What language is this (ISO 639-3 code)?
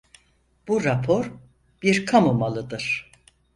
tur